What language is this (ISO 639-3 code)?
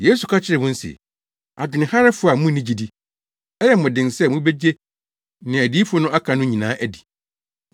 aka